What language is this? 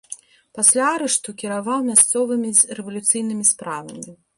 Belarusian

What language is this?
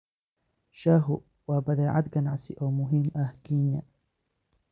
Somali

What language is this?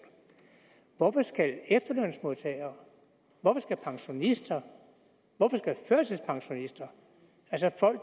Danish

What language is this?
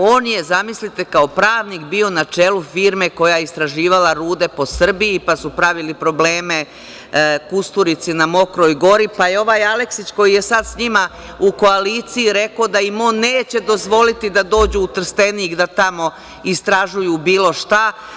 Serbian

